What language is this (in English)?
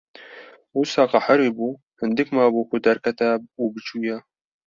Kurdish